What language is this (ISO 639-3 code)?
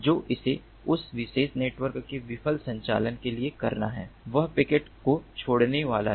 hin